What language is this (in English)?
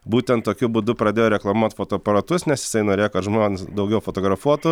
Lithuanian